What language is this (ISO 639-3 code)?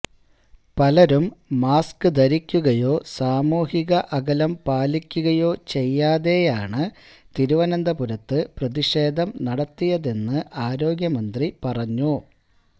mal